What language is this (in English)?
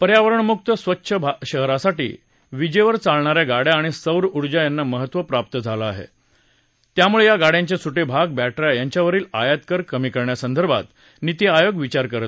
Marathi